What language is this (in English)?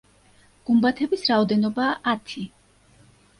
Georgian